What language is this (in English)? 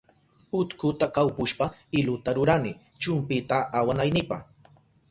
Southern Pastaza Quechua